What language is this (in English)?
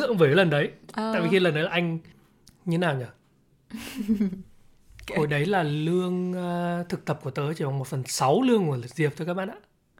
Vietnamese